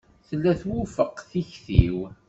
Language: Kabyle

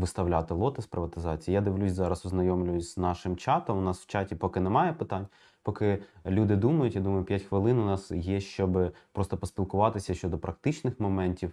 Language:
Ukrainian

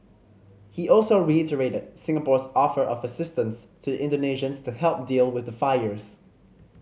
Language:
English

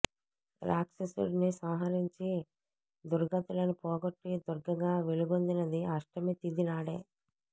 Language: Telugu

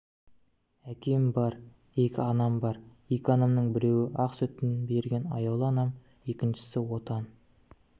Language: Kazakh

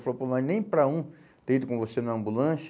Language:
Portuguese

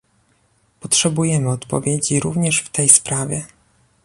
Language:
Polish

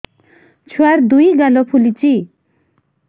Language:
Odia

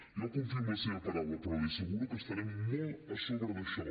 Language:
Catalan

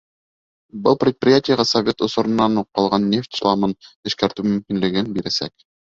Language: Bashkir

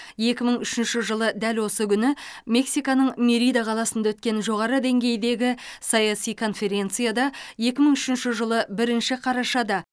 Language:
Kazakh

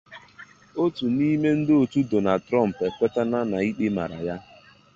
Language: Igbo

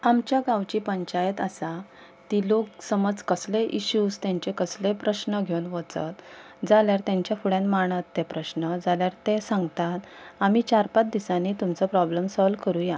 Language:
Konkani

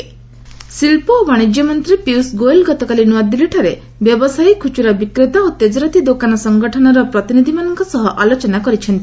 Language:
Odia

